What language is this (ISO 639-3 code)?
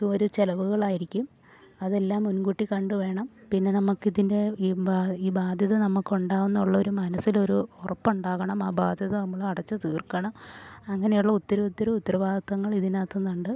mal